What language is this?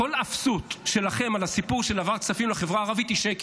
Hebrew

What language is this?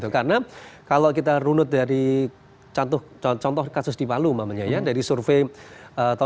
Indonesian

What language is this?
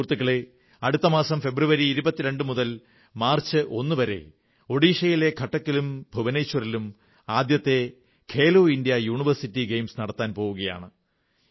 Malayalam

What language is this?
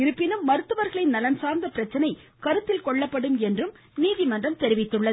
Tamil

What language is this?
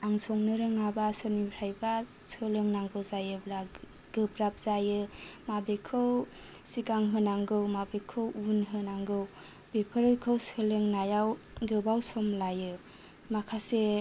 Bodo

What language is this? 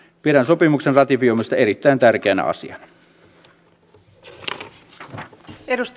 Finnish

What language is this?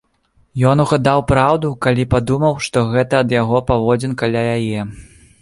Belarusian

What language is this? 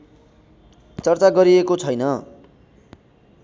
Nepali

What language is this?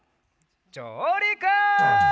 Japanese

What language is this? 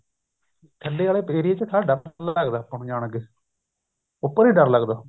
Punjabi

